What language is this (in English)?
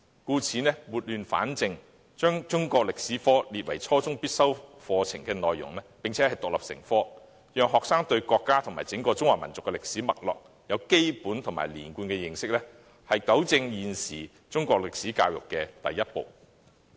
Cantonese